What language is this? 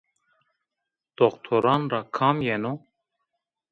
Zaza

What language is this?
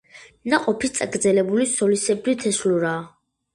Georgian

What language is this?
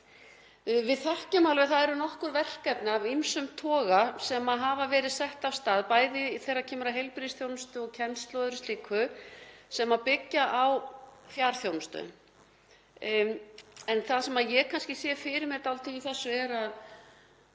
Icelandic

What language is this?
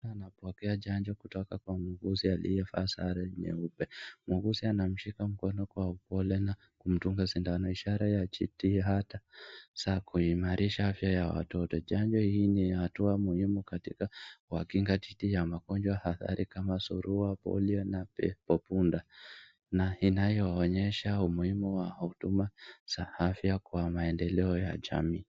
Swahili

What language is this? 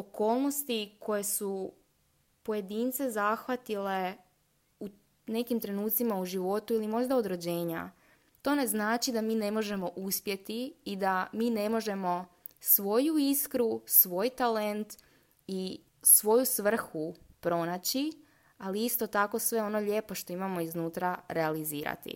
Croatian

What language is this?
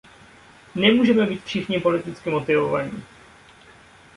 Czech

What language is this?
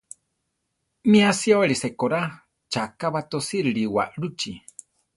Central Tarahumara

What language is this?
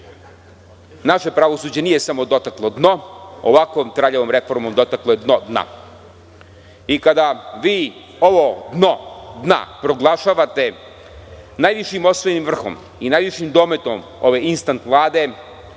Serbian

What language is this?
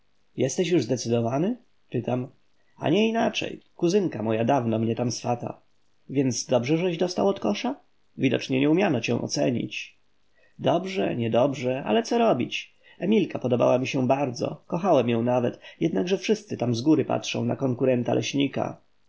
Polish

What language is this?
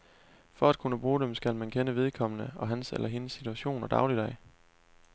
Danish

